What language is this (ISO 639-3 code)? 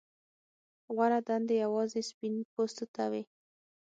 pus